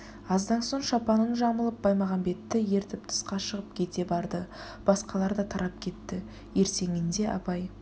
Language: Kazakh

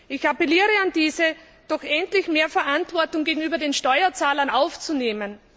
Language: German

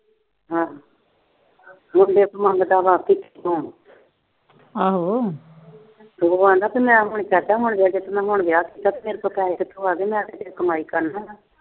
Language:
Punjabi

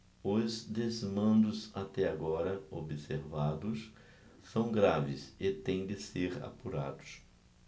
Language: Portuguese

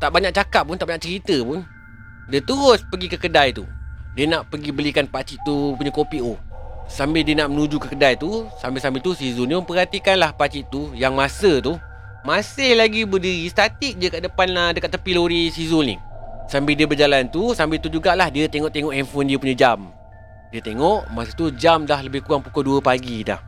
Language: Malay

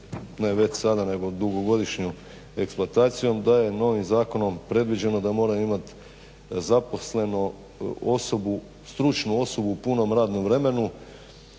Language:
Croatian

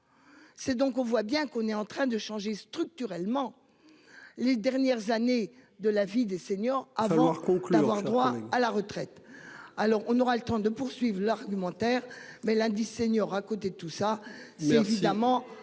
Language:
French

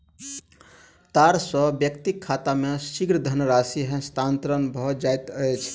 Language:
Maithili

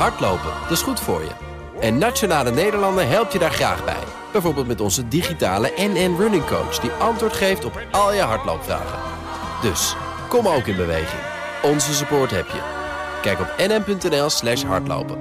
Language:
Dutch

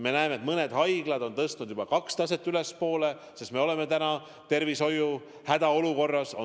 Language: Estonian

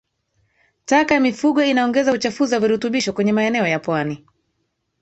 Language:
Swahili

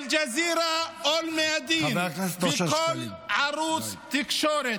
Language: Hebrew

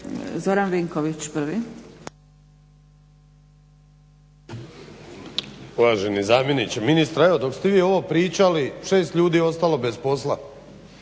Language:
Croatian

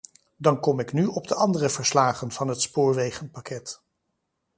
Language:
Dutch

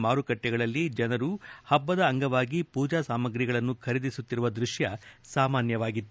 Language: Kannada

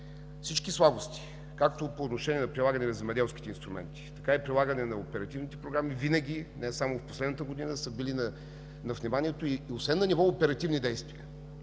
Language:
Bulgarian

